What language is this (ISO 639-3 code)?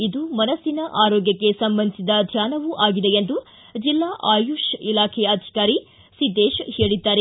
kan